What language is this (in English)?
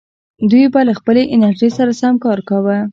Pashto